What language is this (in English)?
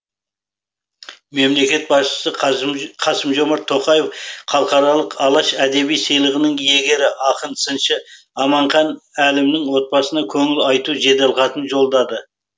Kazakh